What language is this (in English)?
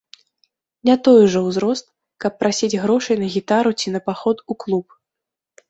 Belarusian